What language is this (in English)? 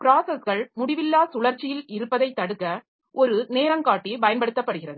Tamil